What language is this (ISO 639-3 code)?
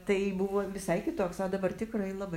lit